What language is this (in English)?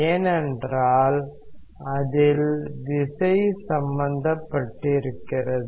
Tamil